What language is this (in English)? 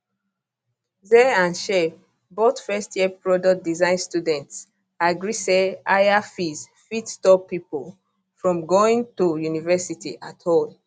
Nigerian Pidgin